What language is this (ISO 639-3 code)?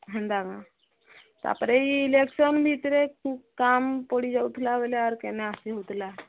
ori